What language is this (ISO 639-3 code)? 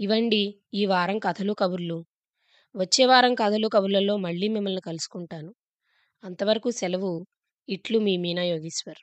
tel